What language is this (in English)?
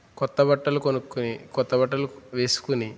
Telugu